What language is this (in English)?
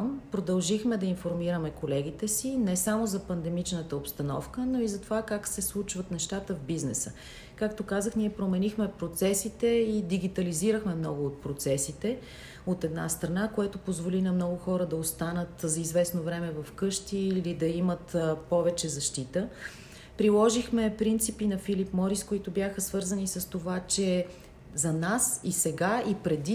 Bulgarian